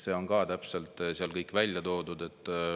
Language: Estonian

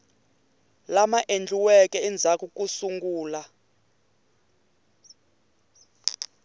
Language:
Tsonga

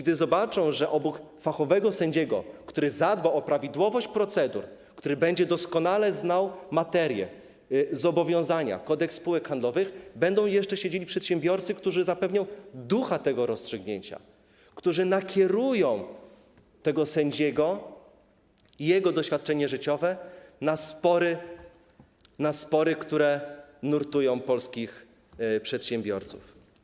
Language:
Polish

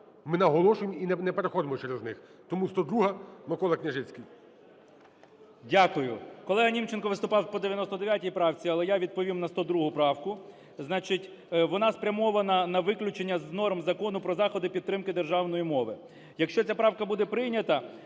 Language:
Ukrainian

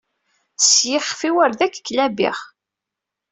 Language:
Kabyle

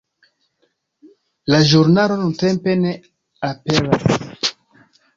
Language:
Esperanto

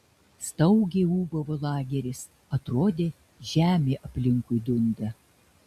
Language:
Lithuanian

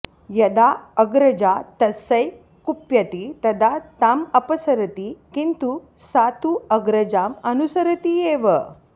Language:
Sanskrit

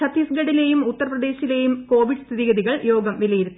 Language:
Malayalam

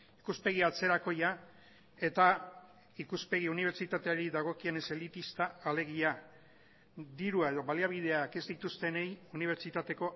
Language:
Basque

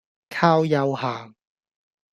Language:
Cantonese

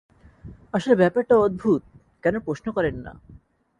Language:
Bangla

